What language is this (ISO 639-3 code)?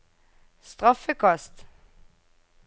nor